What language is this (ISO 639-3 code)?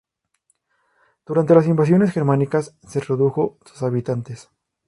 spa